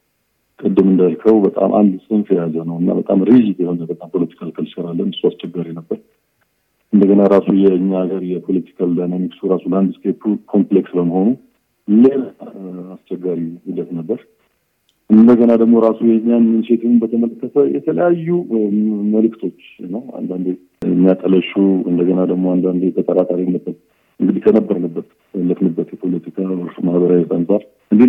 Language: Amharic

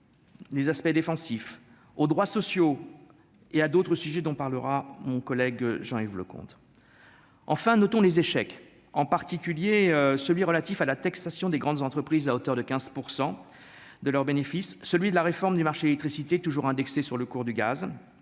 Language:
French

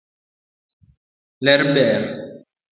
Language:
Luo (Kenya and Tanzania)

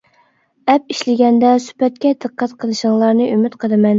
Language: Uyghur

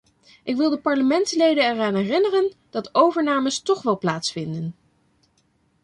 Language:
Dutch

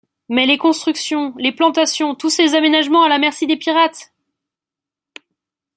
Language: French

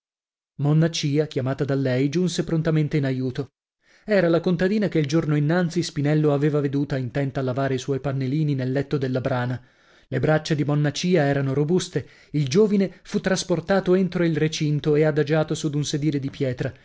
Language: Italian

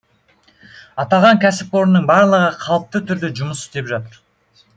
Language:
Kazakh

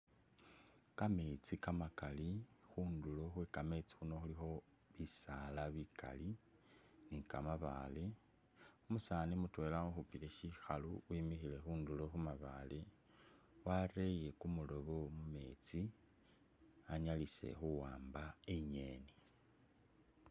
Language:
Masaaba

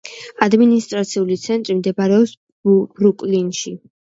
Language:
Georgian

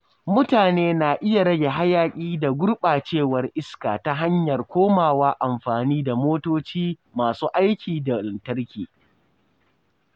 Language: Hausa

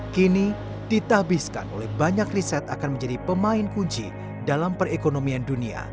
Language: Indonesian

